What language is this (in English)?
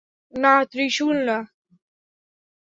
Bangla